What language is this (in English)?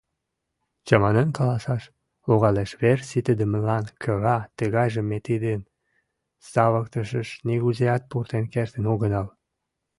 Mari